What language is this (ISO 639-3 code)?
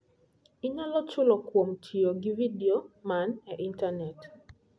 luo